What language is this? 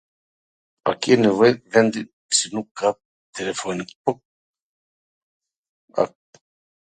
Gheg Albanian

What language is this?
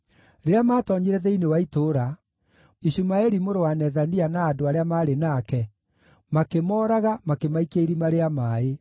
Kikuyu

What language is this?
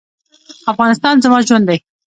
Pashto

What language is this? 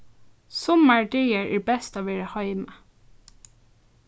Faroese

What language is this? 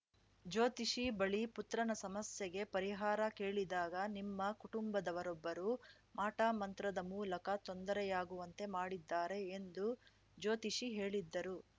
Kannada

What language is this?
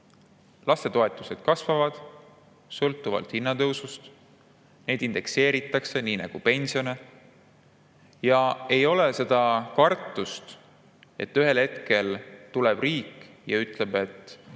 Estonian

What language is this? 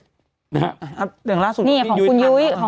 Thai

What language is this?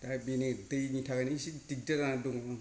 Bodo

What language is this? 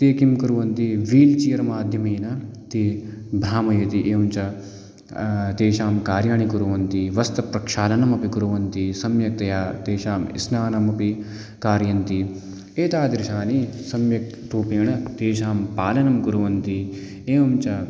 Sanskrit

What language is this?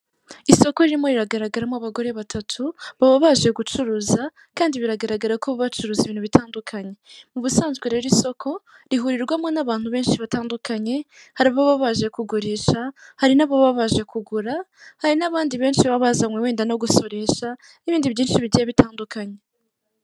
Kinyarwanda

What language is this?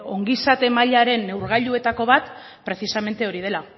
Basque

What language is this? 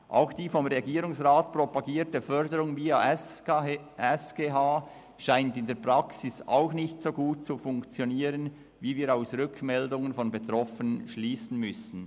Swiss German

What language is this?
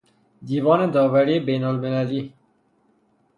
Persian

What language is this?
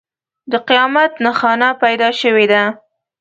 Pashto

